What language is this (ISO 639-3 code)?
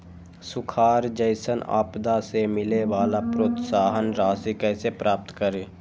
mag